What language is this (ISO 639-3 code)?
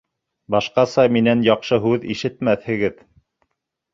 bak